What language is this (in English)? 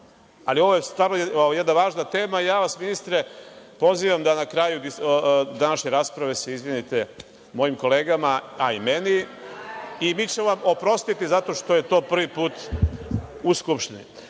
Serbian